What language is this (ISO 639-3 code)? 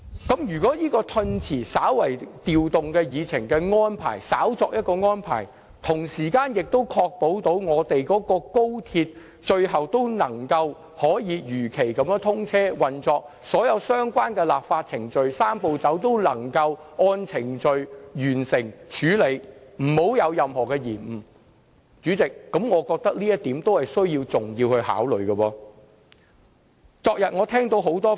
yue